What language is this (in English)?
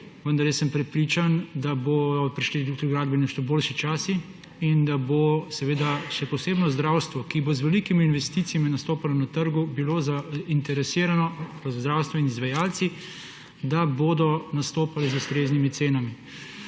Slovenian